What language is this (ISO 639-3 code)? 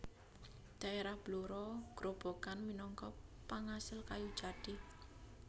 jav